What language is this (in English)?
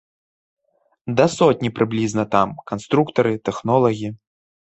Belarusian